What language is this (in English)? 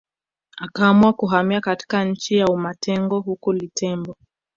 Swahili